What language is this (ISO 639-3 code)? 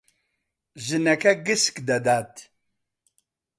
ckb